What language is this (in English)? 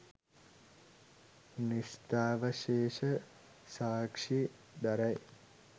Sinhala